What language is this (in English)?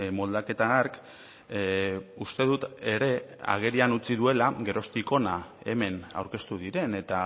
Basque